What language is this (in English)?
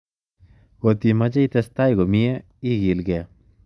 Kalenjin